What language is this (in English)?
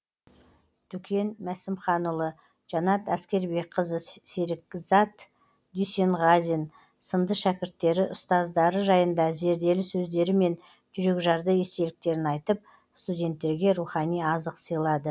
Kazakh